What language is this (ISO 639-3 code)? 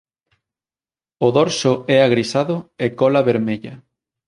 glg